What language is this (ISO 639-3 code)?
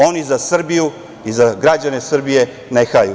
srp